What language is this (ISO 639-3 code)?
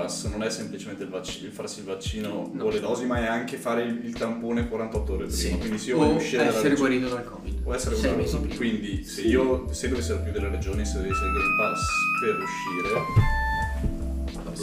ita